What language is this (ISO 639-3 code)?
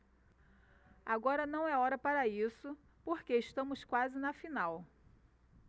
por